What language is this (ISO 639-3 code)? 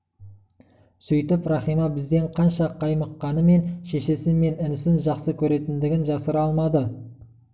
kaz